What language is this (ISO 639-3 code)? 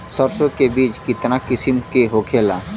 bho